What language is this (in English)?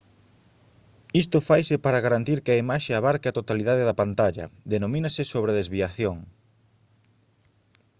Galician